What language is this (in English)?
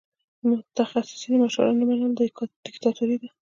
Pashto